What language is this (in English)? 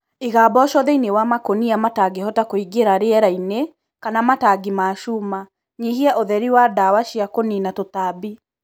Kikuyu